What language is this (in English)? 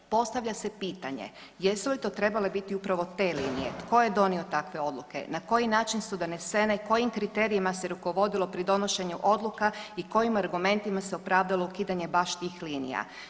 Croatian